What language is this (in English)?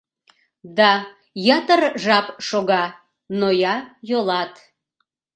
Mari